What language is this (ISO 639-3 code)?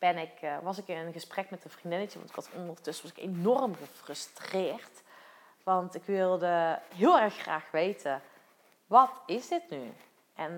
nld